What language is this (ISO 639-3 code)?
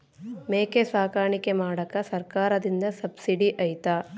kan